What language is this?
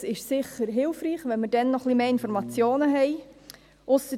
Swiss German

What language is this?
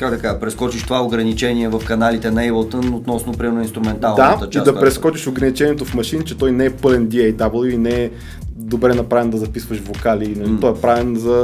Bulgarian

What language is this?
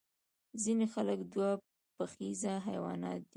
Pashto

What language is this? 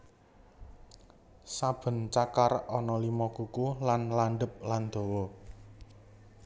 Javanese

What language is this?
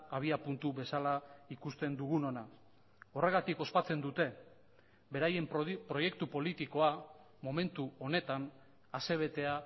Basque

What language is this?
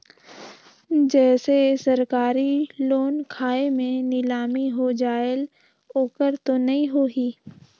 Chhattisgarhi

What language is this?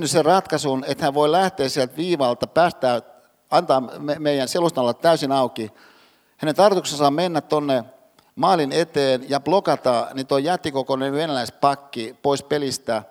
Finnish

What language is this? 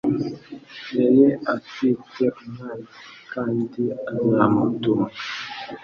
Kinyarwanda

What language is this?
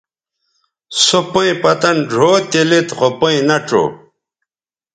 Bateri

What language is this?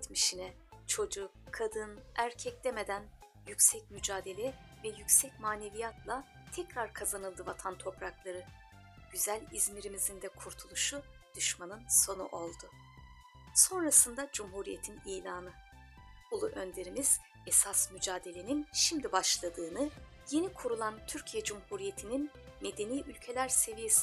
Turkish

